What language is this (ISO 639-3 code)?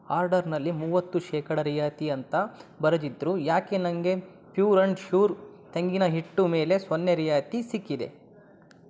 kan